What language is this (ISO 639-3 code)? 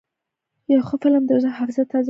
pus